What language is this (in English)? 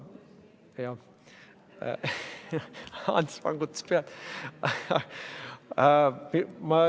Estonian